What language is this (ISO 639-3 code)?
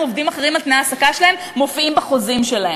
heb